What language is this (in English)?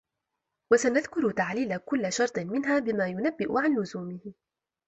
Arabic